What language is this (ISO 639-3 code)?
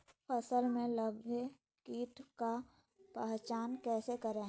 mag